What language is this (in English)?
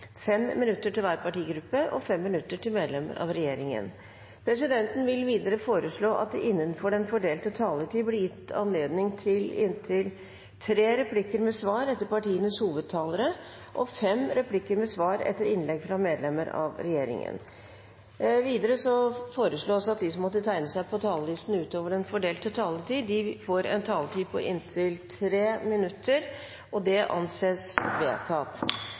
Norwegian Bokmål